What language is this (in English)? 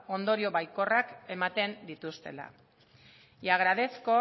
Basque